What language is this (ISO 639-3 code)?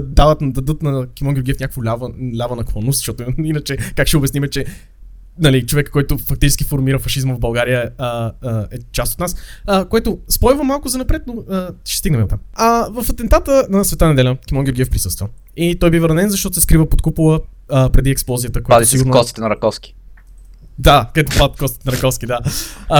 bul